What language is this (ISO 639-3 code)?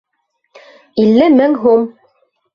bak